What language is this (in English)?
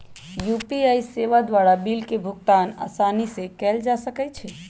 Magahi